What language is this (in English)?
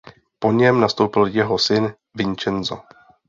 Czech